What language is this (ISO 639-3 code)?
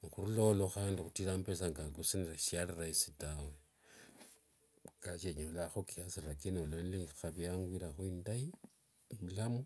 lwg